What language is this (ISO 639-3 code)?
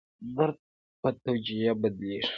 pus